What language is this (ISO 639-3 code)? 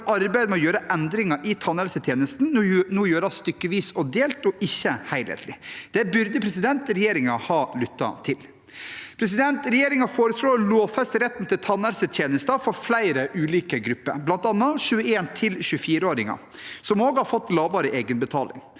nor